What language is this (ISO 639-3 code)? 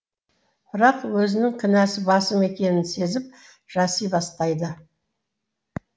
kaz